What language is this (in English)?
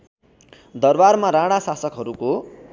Nepali